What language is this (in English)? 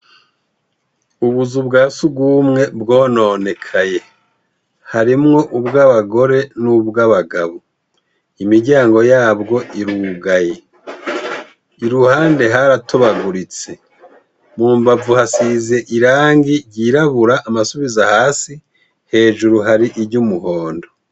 Rundi